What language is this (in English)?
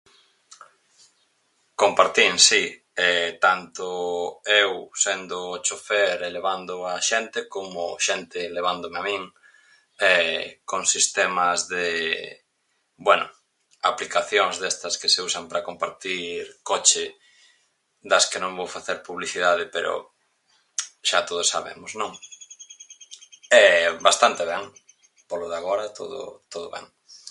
Galician